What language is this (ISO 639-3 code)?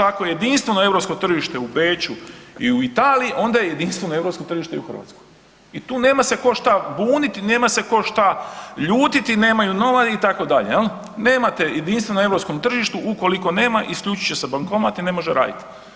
hrv